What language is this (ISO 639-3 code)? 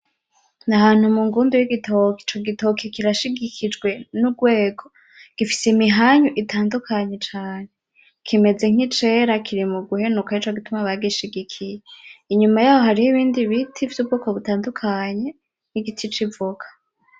run